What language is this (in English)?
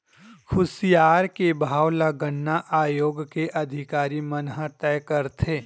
Chhattisgarhi